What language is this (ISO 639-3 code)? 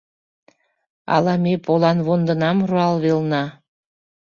chm